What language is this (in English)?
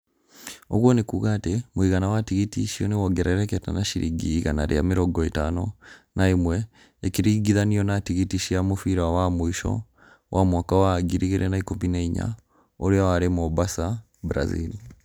Kikuyu